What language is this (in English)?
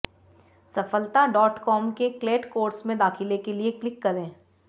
Hindi